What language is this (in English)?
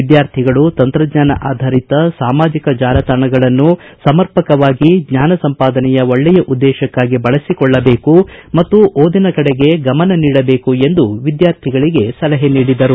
Kannada